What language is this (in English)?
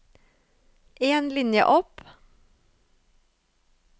Norwegian